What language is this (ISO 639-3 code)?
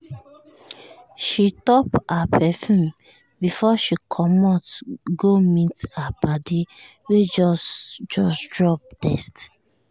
pcm